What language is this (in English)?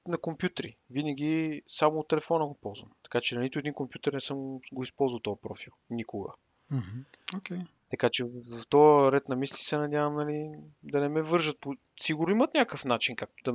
Bulgarian